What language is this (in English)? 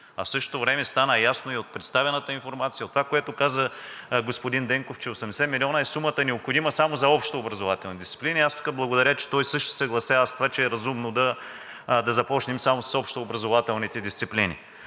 Bulgarian